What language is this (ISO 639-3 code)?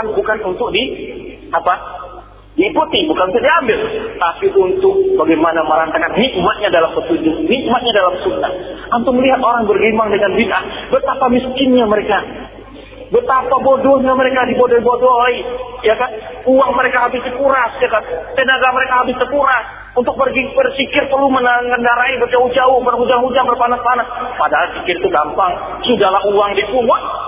msa